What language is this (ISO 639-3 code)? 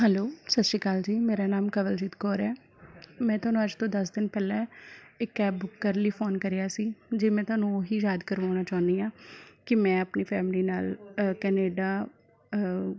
pan